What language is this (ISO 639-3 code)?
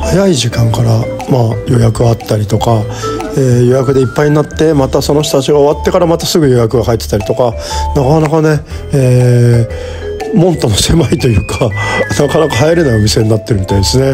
jpn